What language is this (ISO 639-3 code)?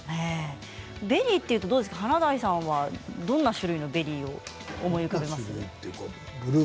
jpn